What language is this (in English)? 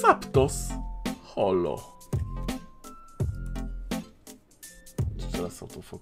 Polish